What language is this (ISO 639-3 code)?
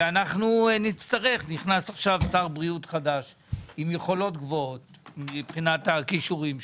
heb